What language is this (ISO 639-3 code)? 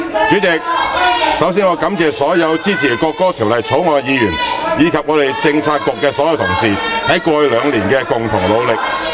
yue